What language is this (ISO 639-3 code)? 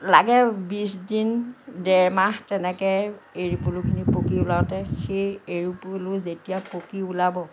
asm